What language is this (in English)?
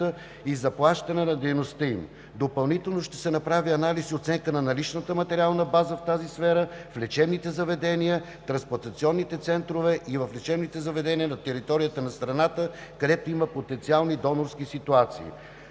Bulgarian